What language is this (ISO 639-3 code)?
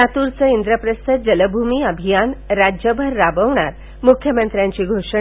mar